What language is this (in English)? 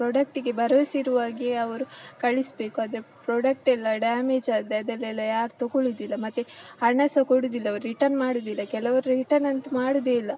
Kannada